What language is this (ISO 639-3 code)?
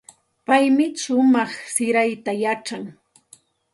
qxt